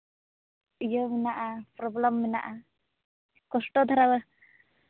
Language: Santali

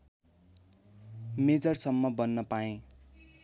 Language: Nepali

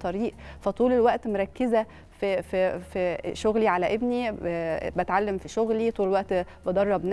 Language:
Arabic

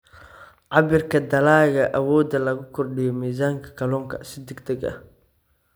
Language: Somali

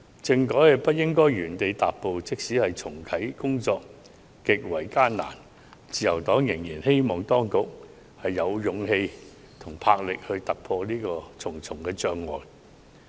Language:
Cantonese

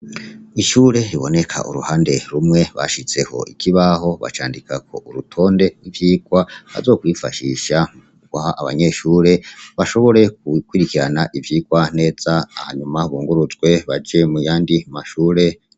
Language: Rundi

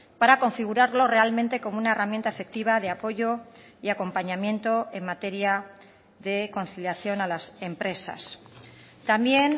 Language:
Spanish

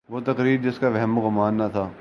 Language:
Urdu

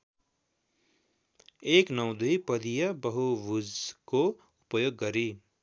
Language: Nepali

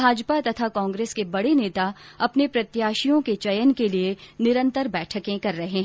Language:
Hindi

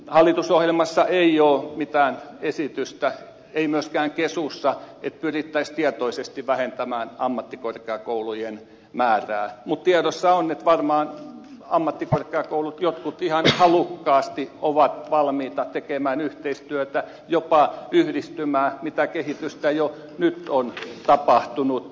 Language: Finnish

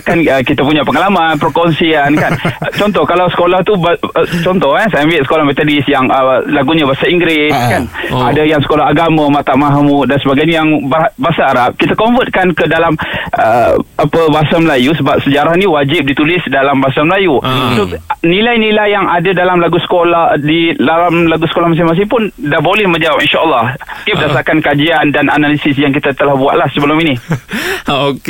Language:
Malay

